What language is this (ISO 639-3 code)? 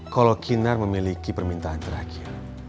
ind